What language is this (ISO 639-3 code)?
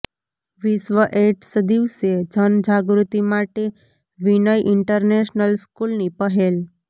guj